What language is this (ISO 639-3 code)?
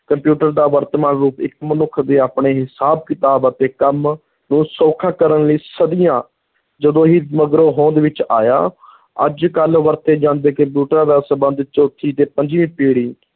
pan